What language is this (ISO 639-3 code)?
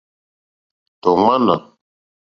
bri